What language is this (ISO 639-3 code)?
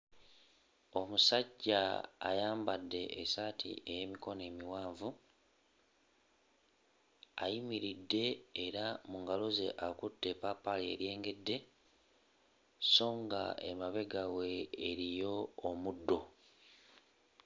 lug